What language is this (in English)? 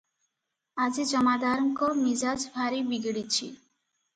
Odia